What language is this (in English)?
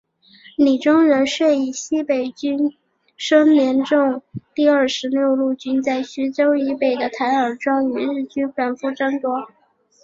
Chinese